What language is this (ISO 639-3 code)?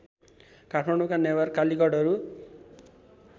nep